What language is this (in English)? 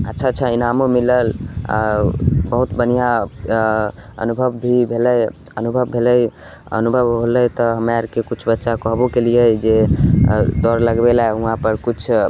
Maithili